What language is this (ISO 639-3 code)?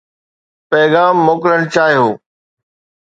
snd